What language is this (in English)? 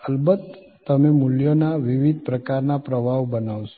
Gujarati